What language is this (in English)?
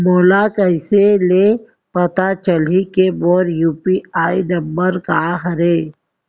Chhattisgarhi